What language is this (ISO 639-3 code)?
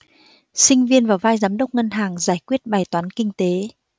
vie